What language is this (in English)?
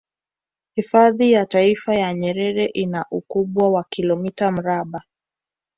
Swahili